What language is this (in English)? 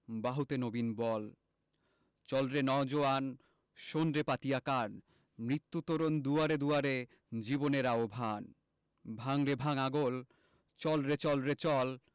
Bangla